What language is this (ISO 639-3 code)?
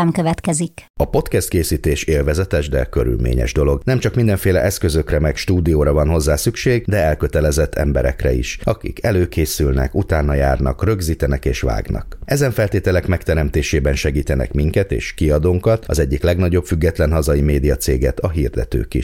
hun